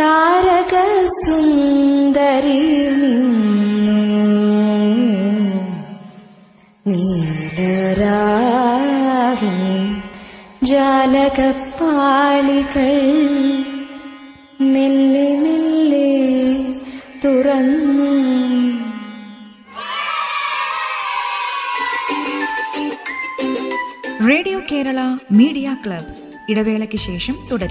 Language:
Malayalam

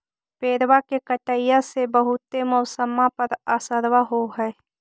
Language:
Magahi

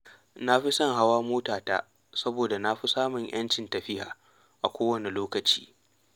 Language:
Hausa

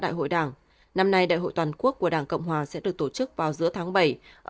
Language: Vietnamese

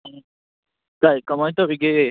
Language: Manipuri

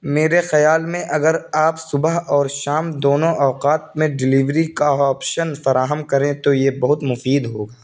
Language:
Urdu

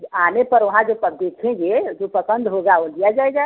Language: Hindi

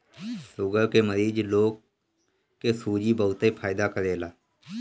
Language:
Bhojpuri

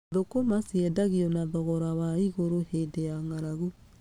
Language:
Kikuyu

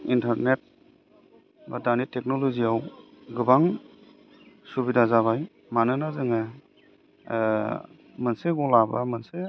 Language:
Bodo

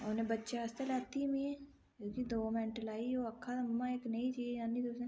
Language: Dogri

